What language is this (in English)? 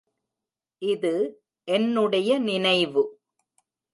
Tamil